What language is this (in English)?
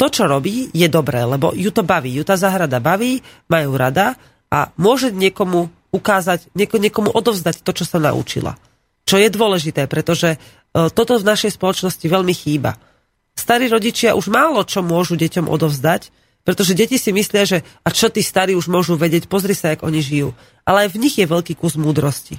Slovak